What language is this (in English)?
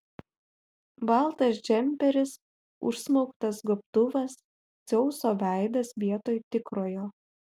Lithuanian